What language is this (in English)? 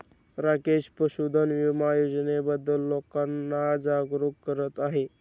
Marathi